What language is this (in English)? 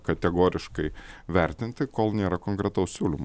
Lithuanian